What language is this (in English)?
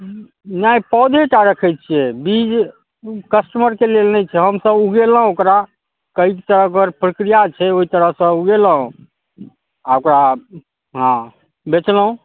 Maithili